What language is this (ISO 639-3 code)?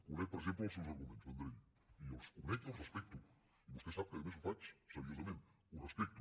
cat